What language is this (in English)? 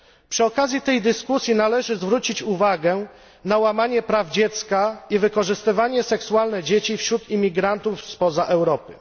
Polish